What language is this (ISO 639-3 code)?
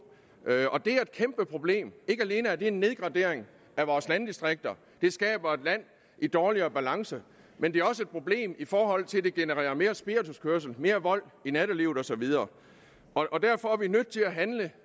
dan